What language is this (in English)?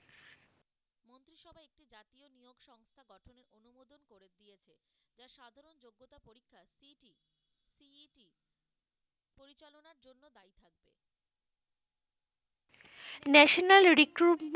Bangla